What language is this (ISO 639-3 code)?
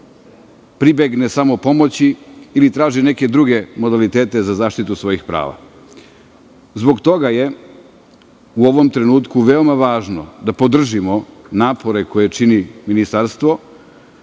srp